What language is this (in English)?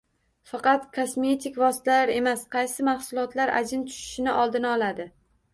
Uzbek